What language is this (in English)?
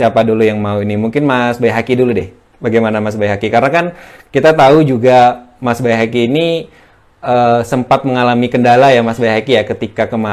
Indonesian